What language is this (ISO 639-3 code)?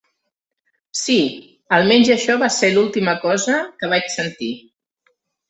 cat